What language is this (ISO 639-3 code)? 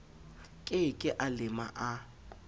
sot